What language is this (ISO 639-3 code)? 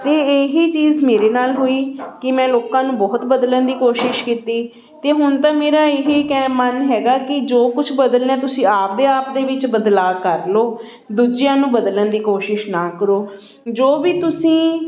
pan